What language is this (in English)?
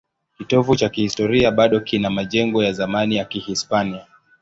Swahili